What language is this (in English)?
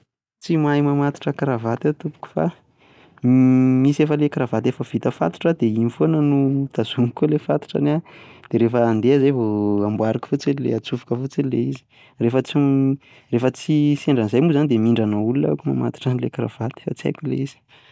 Malagasy